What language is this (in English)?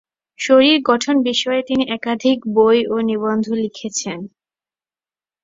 Bangla